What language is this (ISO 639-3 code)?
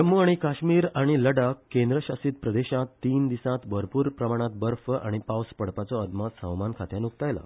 kok